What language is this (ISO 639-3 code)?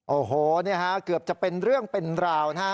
tha